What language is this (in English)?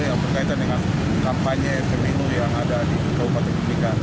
Indonesian